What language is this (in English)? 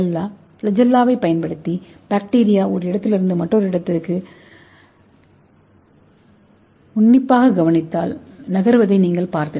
Tamil